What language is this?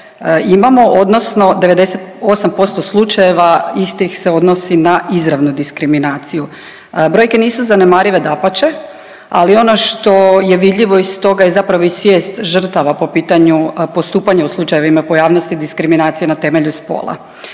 Croatian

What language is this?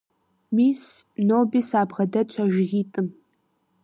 Kabardian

